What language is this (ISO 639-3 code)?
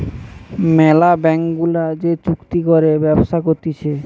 ben